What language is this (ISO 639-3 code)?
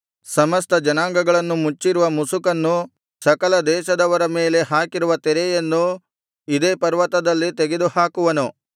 kan